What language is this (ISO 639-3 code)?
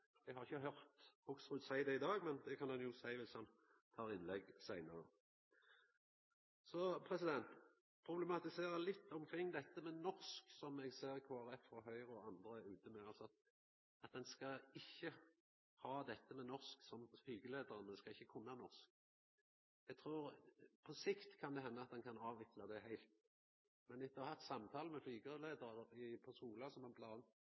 nno